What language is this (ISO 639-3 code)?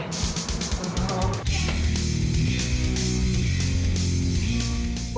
tha